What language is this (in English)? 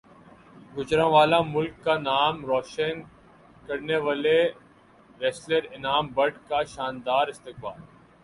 Urdu